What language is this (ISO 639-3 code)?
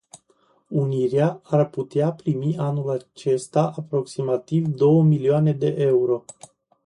ron